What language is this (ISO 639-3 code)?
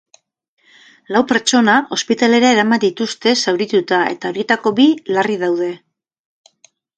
eus